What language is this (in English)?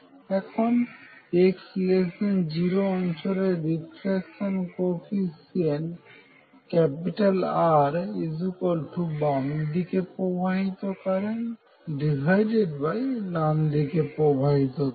Bangla